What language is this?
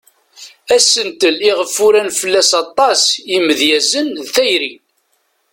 Kabyle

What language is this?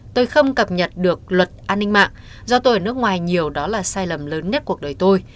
Vietnamese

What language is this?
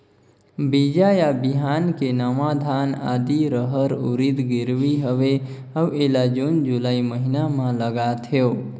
Chhattisgarhi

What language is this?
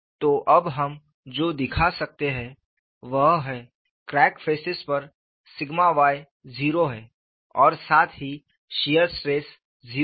Hindi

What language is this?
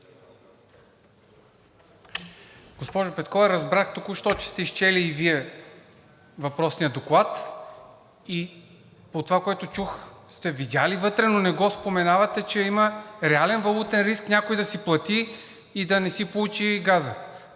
Bulgarian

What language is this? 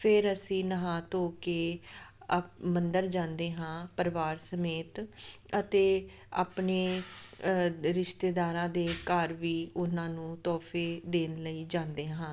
Punjabi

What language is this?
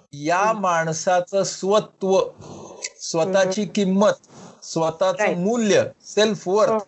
Marathi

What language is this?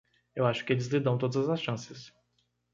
Portuguese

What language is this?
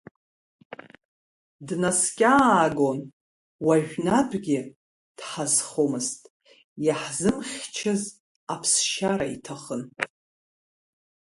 Abkhazian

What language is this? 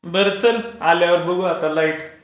Marathi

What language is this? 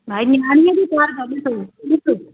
Sindhi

